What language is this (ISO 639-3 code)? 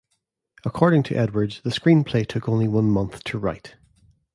eng